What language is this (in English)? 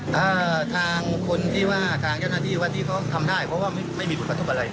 Thai